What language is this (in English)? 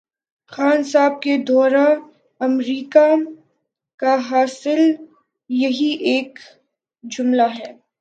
Urdu